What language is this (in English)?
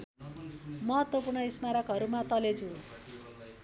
Nepali